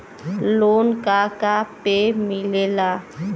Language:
Bhojpuri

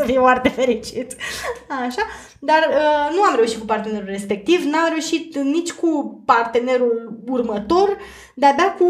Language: Romanian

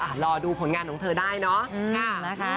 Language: Thai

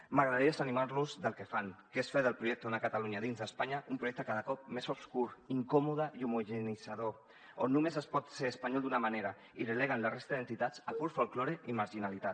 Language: Catalan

